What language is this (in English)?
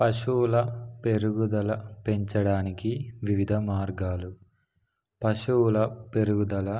Telugu